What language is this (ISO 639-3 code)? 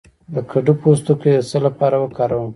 pus